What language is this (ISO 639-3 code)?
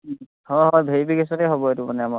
asm